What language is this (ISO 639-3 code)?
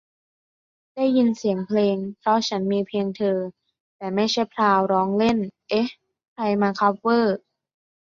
tha